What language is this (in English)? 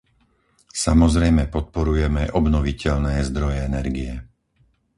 Slovak